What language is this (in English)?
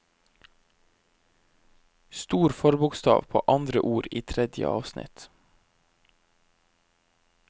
Norwegian